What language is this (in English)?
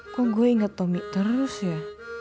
Indonesian